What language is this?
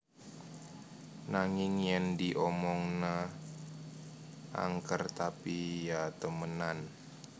Javanese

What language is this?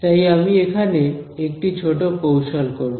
Bangla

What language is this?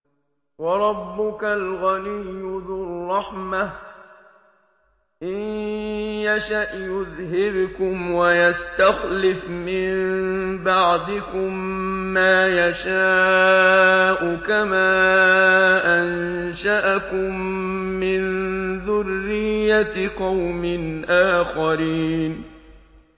Arabic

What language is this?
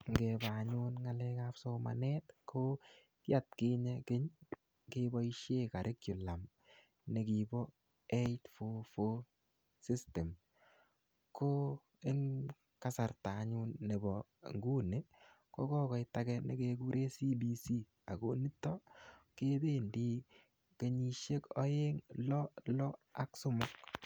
Kalenjin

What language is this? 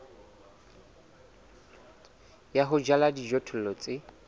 Southern Sotho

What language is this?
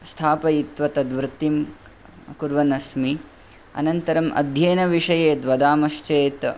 Sanskrit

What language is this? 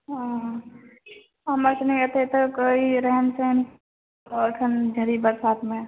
Maithili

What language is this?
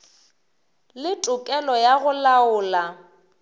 Northern Sotho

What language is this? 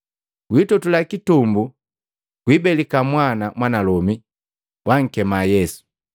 Matengo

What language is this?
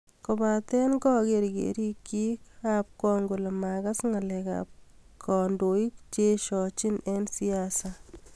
Kalenjin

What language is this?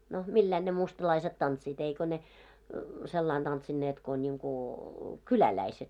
Finnish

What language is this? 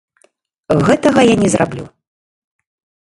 Belarusian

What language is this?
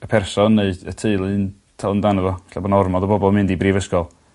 Welsh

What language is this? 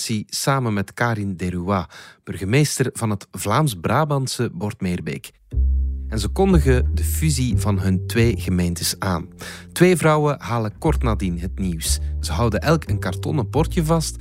Dutch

